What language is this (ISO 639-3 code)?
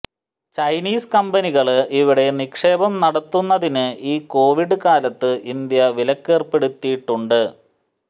mal